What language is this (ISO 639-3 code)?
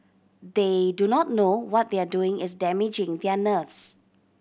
eng